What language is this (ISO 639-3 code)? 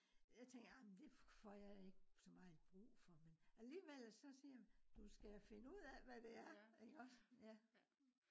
dan